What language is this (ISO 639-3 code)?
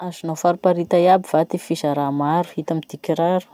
msh